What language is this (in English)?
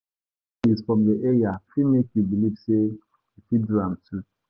Nigerian Pidgin